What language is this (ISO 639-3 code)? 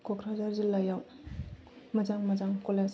brx